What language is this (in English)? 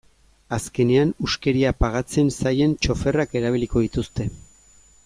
Basque